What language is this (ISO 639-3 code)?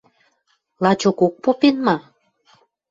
mrj